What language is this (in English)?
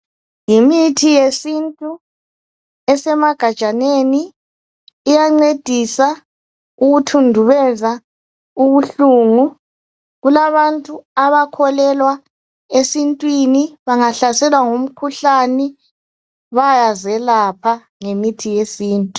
North Ndebele